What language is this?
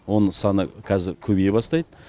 Kazakh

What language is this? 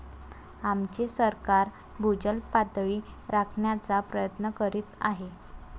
Marathi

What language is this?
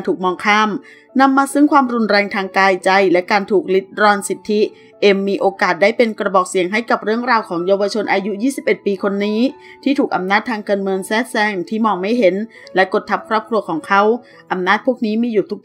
Thai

